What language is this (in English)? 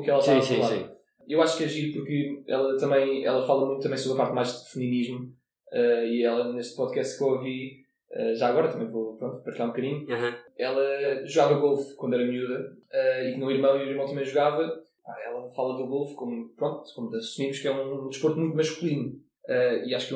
Portuguese